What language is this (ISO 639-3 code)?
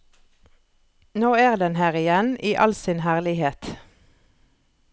nor